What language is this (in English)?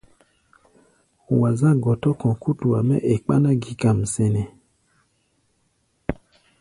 Gbaya